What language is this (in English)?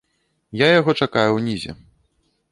Belarusian